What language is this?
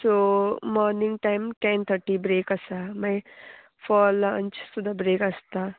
Konkani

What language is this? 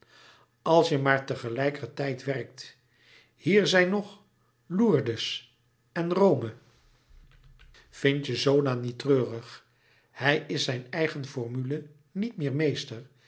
Dutch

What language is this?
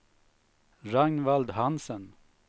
Swedish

